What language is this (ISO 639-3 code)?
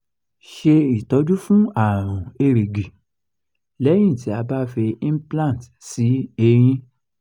yor